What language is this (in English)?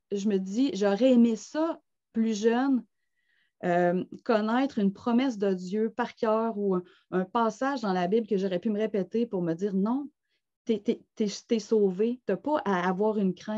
French